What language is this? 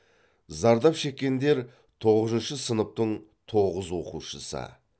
Kazakh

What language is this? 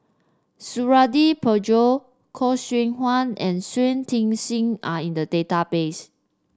English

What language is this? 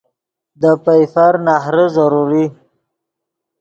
Yidgha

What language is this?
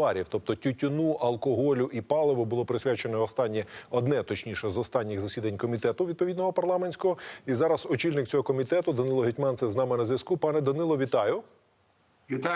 Ukrainian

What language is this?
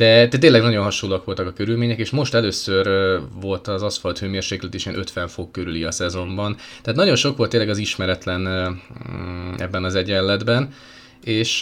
Hungarian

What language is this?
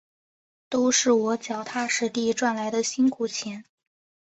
Chinese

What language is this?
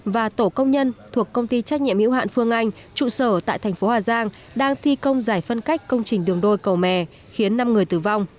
Vietnamese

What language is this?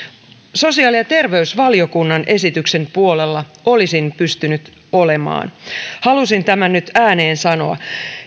Finnish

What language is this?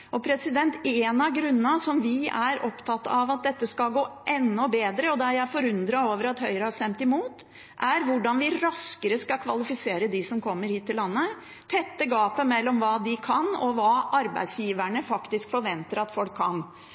Norwegian Bokmål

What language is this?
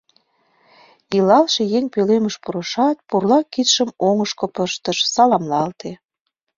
Mari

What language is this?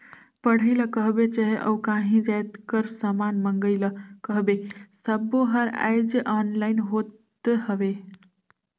Chhattisgarhi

